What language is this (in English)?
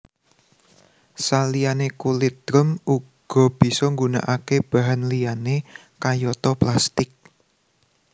Javanese